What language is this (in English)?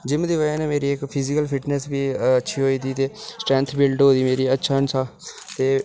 Dogri